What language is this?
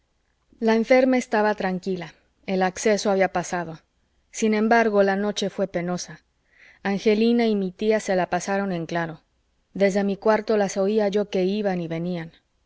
Spanish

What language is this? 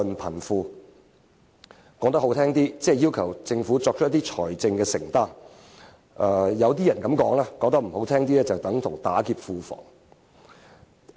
Cantonese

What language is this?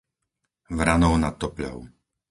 Slovak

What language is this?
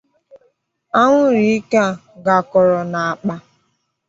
Igbo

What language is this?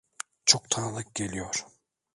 Turkish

